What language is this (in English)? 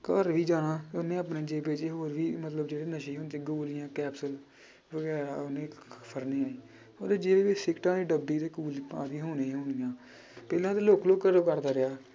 Punjabi